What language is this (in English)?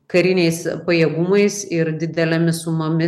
Lithuanian